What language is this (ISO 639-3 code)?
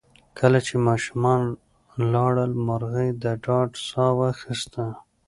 pus